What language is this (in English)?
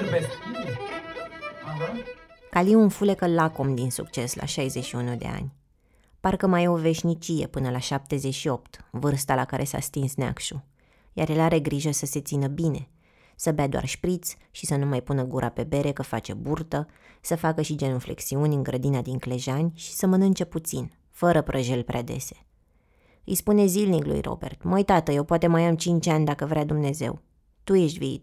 Romanian